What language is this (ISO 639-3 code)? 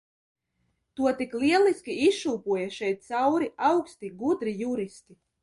lav